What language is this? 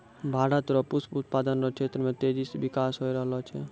Maithili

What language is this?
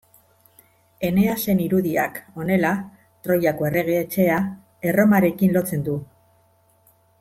Basque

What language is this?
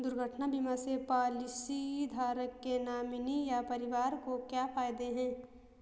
Hindi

